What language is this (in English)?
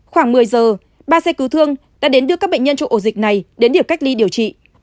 Vietnamese